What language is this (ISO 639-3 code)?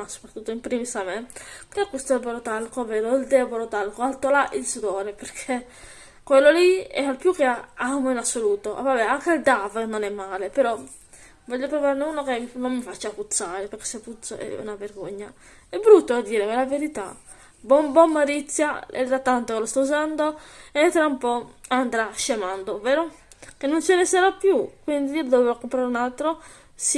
ita